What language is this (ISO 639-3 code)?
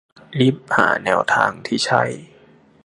tha